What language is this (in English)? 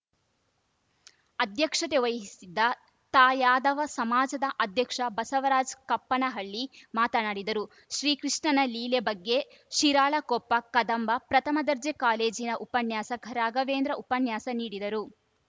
Kannada